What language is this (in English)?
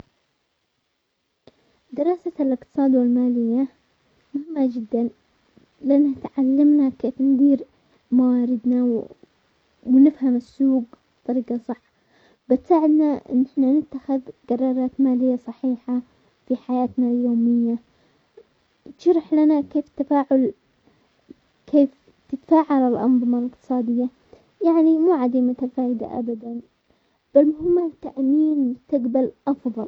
Omani Arabic